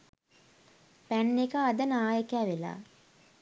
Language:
Sinhala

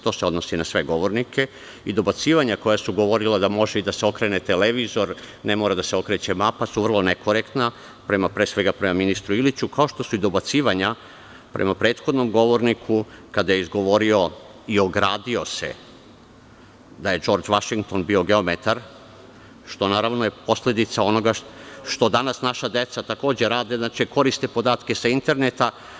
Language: Serbian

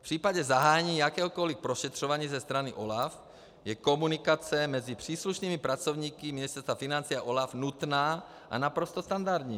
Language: Czech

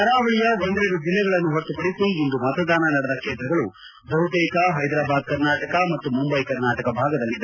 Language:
Kannada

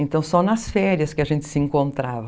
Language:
Portuguese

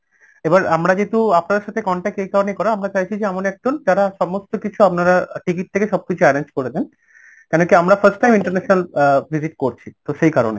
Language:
Bangla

